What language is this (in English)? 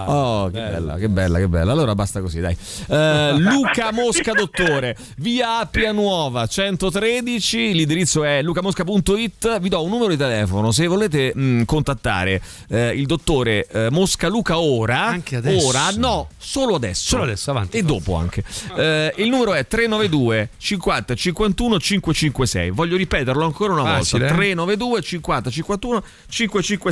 Italian